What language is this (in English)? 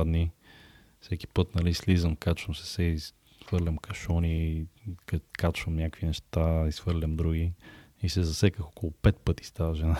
Bulgarian